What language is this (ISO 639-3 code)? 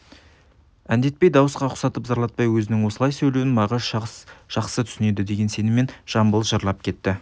kaz